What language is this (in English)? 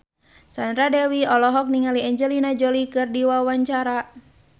Sundanese